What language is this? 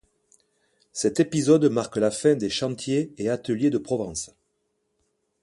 French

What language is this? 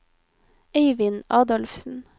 Norwegian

